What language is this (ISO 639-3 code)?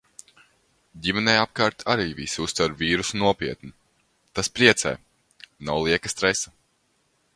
lav